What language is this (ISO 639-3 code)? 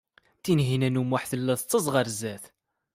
kab